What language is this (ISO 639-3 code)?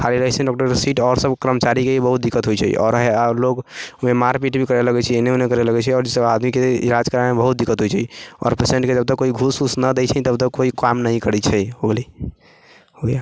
mai